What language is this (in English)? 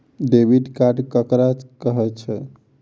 Maithili